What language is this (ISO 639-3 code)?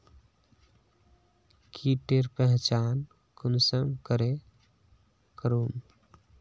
mag